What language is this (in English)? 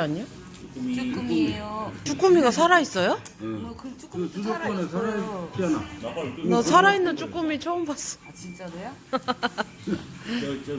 Korean